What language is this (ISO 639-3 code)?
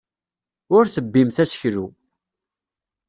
kab